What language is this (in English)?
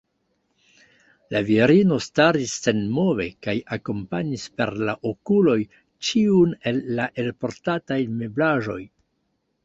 Esperanto